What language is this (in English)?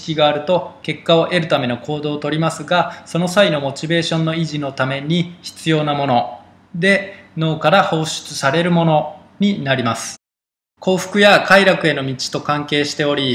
Japanese